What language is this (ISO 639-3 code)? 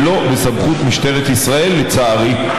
heb